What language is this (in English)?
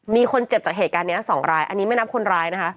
Thai